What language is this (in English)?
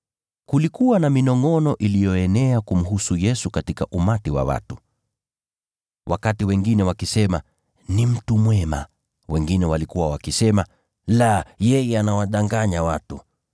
Swahili